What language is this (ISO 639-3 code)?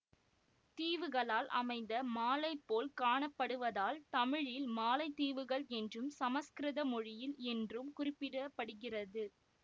tam